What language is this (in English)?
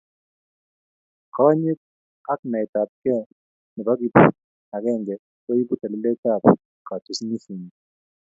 Kalenjin